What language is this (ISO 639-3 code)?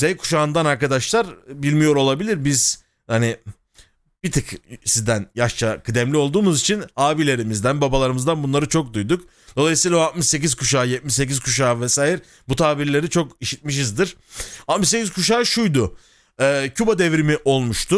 tur